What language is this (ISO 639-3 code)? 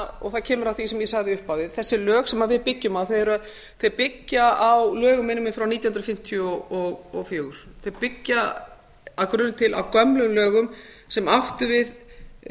isl